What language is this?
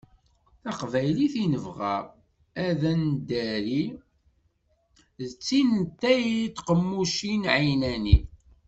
Kabyle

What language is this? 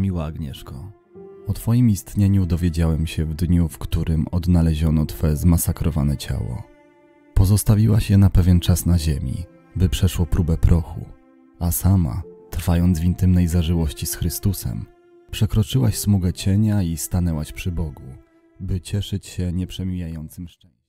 Polish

